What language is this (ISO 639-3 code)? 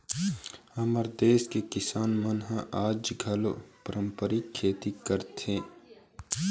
hne